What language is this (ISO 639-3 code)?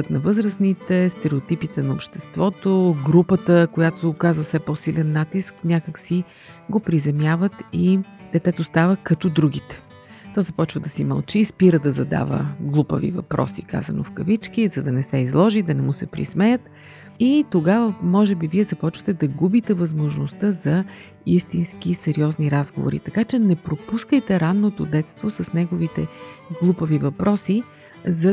bul